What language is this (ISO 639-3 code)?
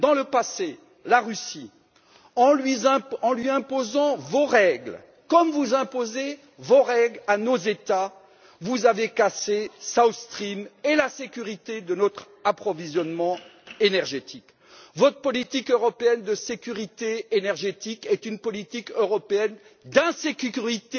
fra